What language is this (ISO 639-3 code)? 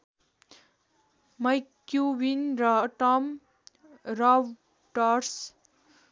nep